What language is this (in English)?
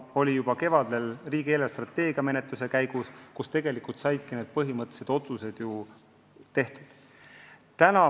Estonian